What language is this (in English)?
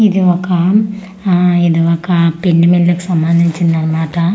Telugu